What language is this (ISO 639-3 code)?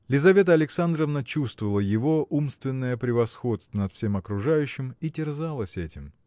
rus